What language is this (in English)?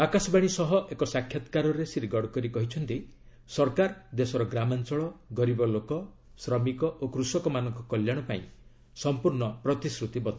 Odia